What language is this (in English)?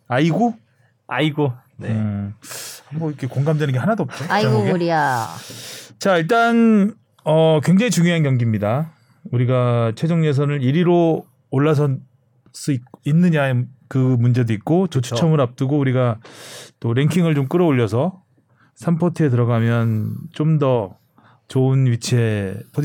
Korean